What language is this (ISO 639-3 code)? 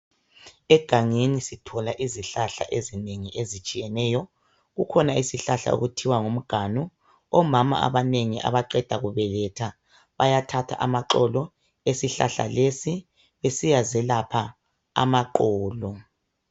nde